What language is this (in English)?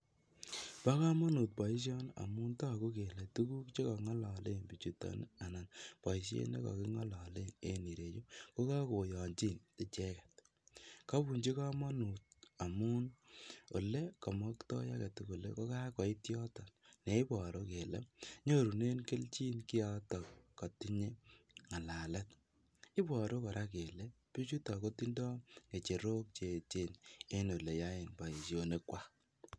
Kalenjin